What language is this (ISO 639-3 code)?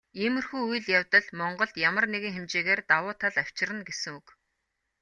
mon